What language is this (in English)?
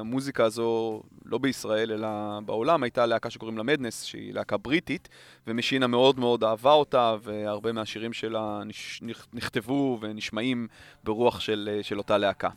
Hebrew